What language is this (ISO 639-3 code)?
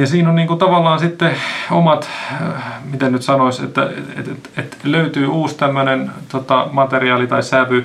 fin